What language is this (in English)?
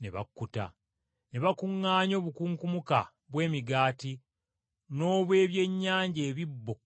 Ganda